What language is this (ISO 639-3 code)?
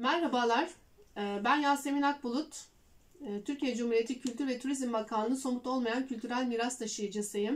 tur